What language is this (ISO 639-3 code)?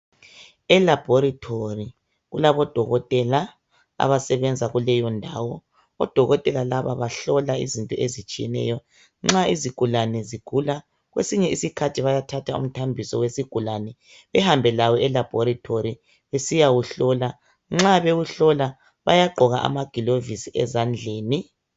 nde